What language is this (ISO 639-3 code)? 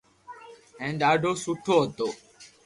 lrk